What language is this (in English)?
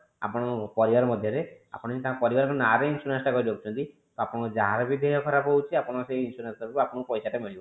Odia